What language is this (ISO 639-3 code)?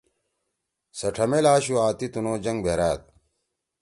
trw